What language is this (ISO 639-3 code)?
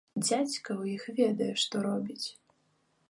bel